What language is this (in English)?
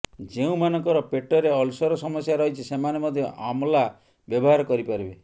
Odia